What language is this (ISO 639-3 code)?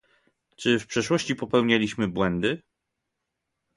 pol